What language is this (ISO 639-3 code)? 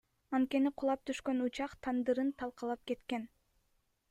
kir